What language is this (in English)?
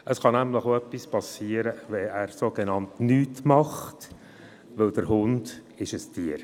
Swiss German